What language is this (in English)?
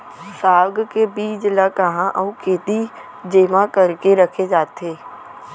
Chhattisgarhi